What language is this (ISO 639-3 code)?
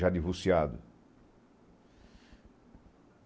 por